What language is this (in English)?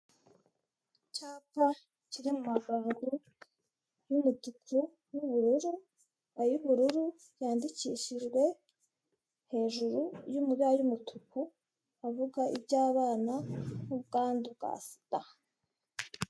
Kinyarwanda